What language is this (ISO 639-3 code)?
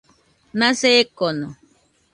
hux